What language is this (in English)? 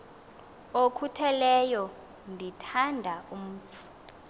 Xhosa